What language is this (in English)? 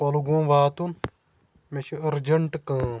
Kashmiri